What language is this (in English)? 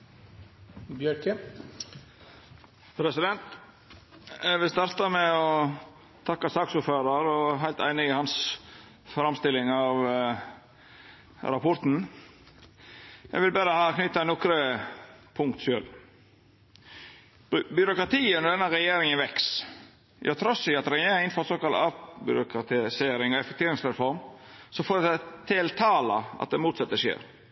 Norwegian